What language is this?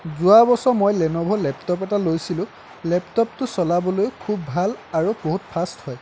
Assamese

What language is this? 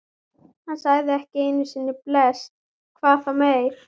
Icelandic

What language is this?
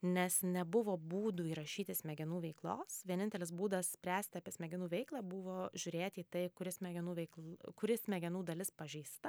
Lithuanian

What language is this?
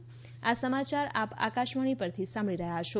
Gujarati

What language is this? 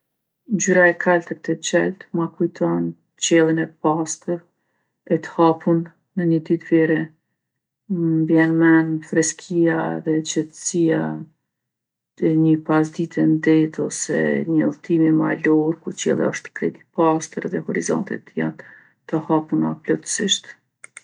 Gheg Albanian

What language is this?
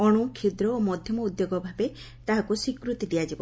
Odia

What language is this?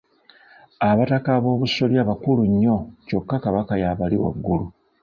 Ganda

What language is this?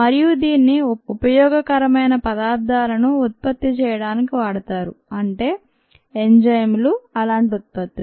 Telugu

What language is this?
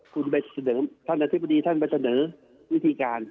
Thai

